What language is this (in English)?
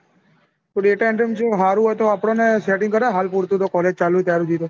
Gujarati